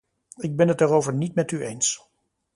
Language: Dutch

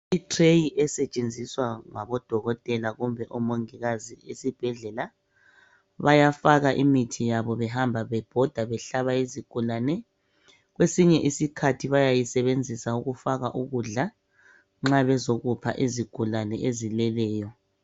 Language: North Ndebele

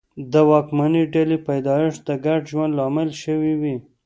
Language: Pashto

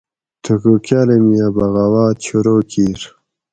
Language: Gawri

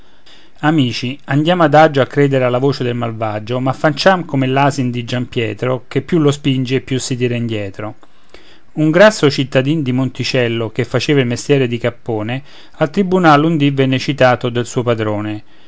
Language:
Italian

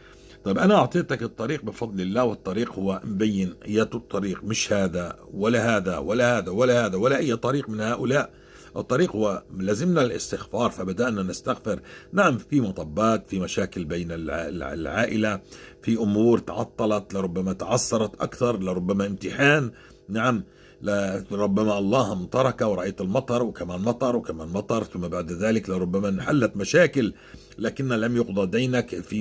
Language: Arabic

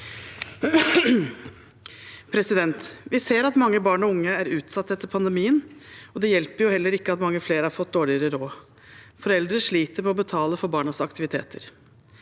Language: Norwegian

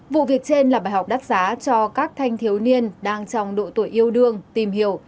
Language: Vietnamese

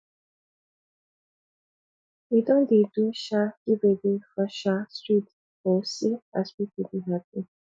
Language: Nigerian Pidgin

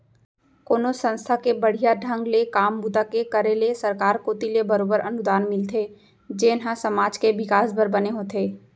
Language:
Chhattisgarhi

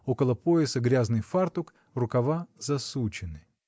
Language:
Russian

